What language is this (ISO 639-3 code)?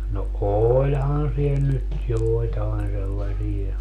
fin